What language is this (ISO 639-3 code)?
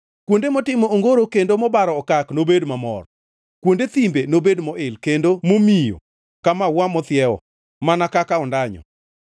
luo